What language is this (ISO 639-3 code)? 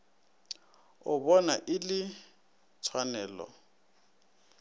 nso